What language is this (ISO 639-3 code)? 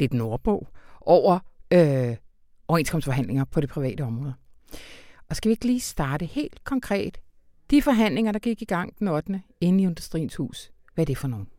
dan